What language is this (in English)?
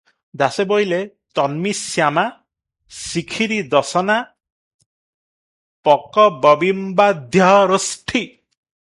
Odia